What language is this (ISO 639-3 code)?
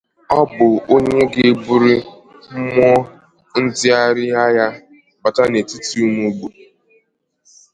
ibo